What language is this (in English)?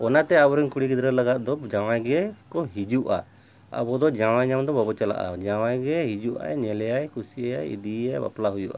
Santali